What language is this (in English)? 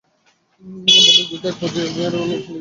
Bangla